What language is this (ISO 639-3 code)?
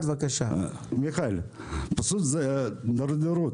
heb